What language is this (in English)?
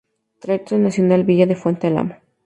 Spanish